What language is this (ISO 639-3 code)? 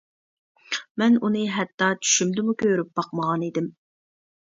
uig